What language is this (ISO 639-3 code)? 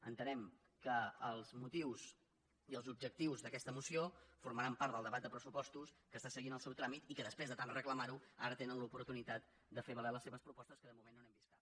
cat